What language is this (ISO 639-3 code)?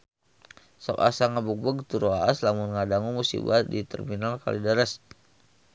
sun